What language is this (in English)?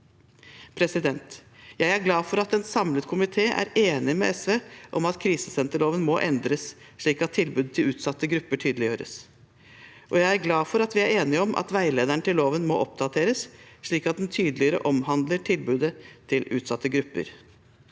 Norwegian